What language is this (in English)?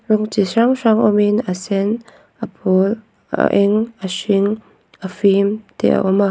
Mizo